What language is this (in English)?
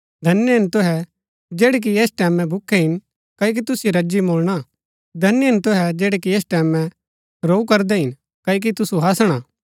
Gaddi